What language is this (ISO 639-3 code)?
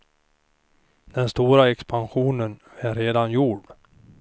swe